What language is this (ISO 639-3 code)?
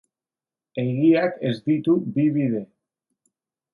eus